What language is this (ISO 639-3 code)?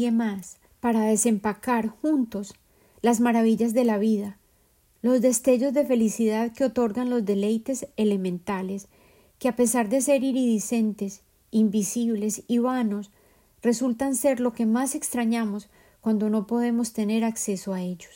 spa